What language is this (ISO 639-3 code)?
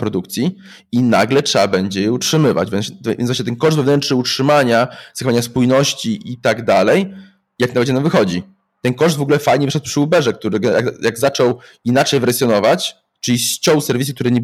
pol